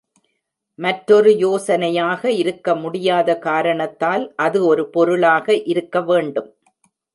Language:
Tamil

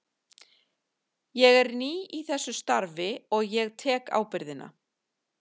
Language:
Icelandic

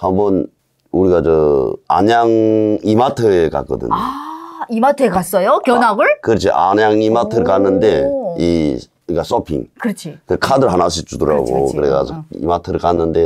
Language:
Korean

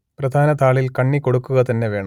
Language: Malayalam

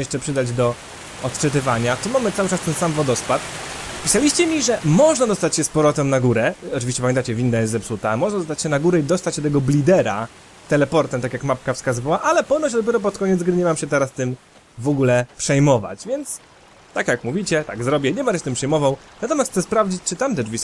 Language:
Polish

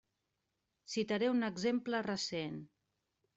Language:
Catalan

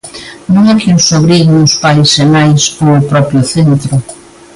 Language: Galician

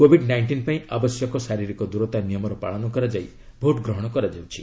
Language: Odia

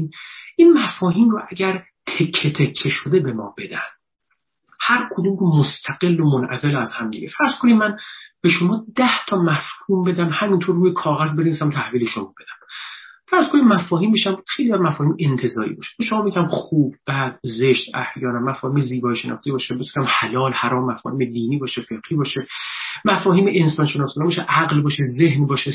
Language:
Persian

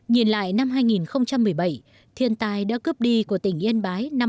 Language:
Vietnamese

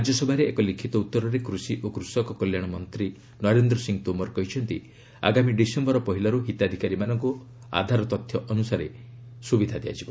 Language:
Odia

